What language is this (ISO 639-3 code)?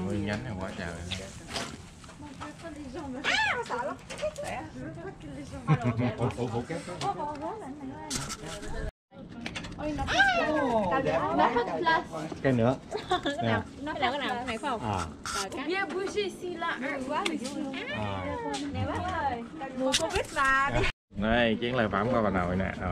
vie